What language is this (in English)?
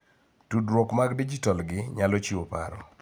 Luo (Kenya and Tanzania)